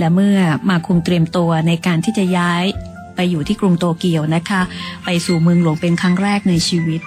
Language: Thai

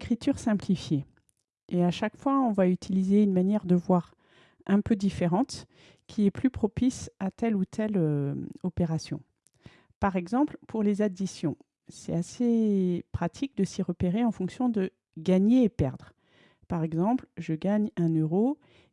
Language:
French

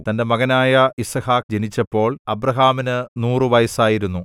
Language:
Malayalam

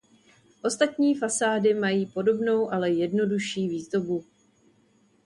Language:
Czech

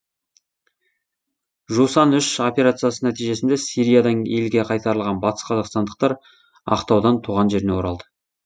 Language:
Kazakh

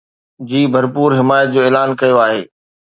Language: Sindhi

